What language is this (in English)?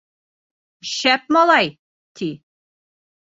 Bashkir